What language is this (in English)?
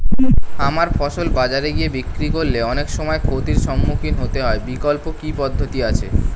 Bangla